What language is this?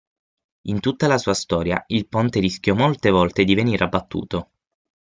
Italian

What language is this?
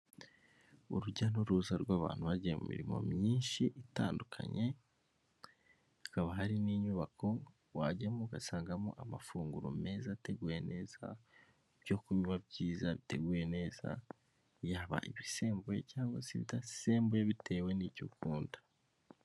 Kinyarwanda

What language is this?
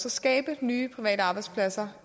Danish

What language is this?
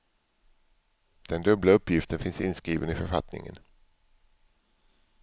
Swedish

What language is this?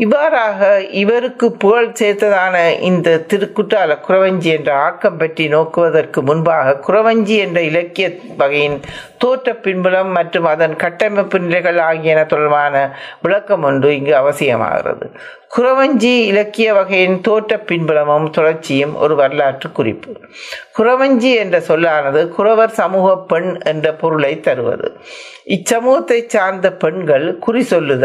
Tamil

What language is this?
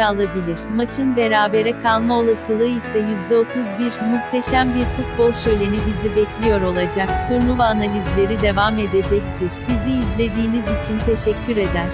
Turkish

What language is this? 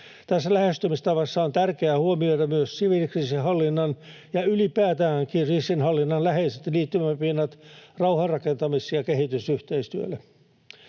Finnish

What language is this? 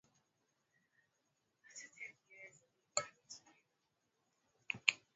Swahili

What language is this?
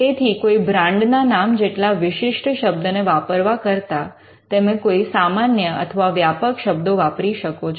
Gujarati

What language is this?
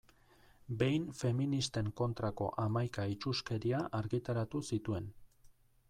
Basque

